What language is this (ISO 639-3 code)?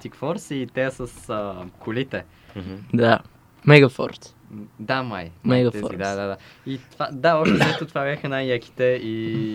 bul